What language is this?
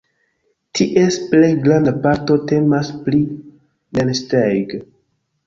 Esperanto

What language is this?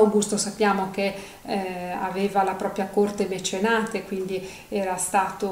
Italian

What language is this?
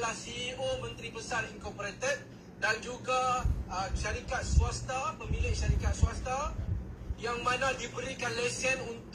Malay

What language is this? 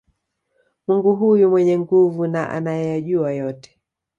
Swahili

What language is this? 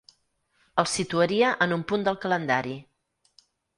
Catalan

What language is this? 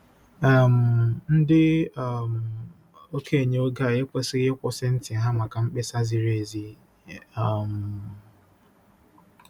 Igbo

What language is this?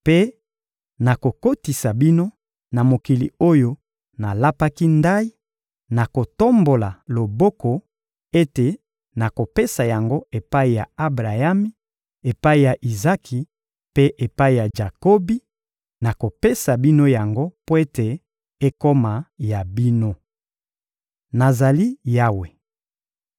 Lingala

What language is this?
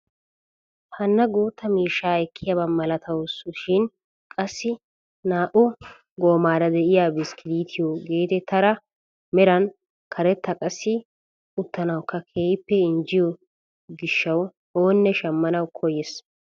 Wolaytta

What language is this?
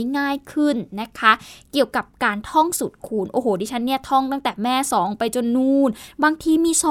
Thai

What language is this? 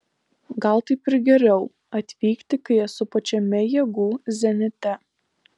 Lithuanian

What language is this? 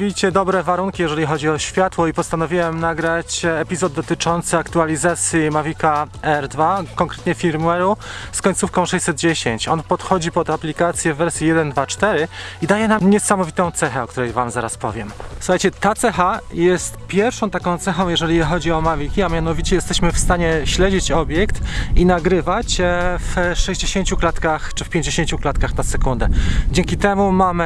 Polish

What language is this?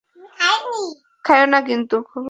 Bangla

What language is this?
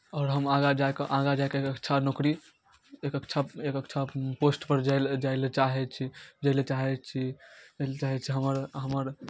Maithili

